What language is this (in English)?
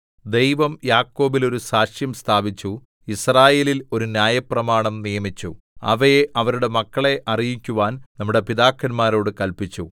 Malayalam